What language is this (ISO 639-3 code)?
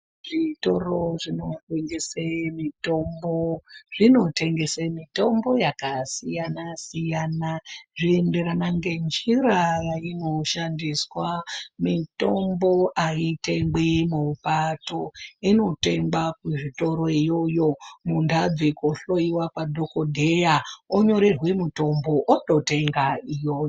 ndc